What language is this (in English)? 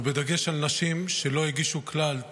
Hebrew